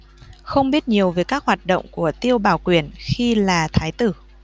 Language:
Vietnamese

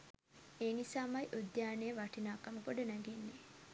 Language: Sinhala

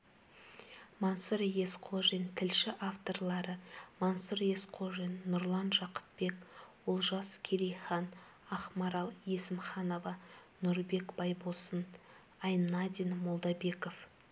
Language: Kazakh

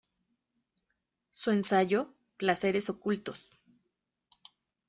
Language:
Spanish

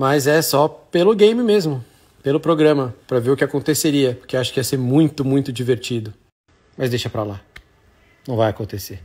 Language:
Portuguese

